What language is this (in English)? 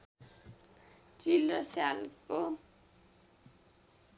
Nepali